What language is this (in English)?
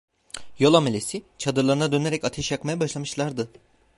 Turkish